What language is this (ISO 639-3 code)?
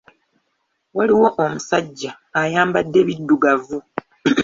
lug